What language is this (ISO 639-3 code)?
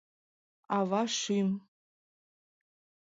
chm